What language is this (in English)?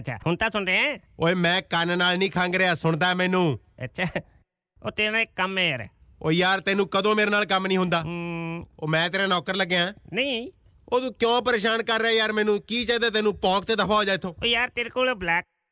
Punjabi